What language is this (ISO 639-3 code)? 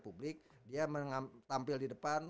ind